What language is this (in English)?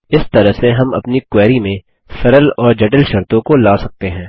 Hindi